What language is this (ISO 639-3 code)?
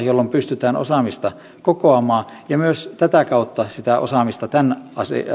fin